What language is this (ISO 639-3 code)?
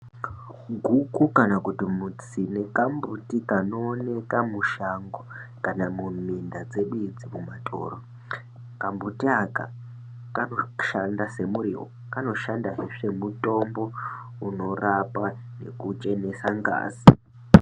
ndc